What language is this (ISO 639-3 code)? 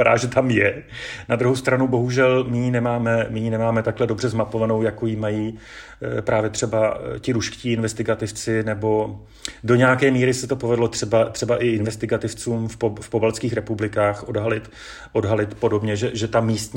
ces